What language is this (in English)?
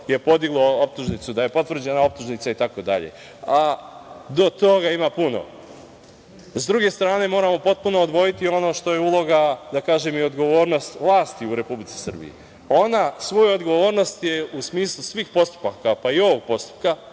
Serbian